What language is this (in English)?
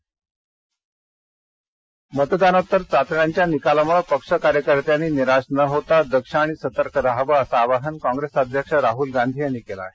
Marathi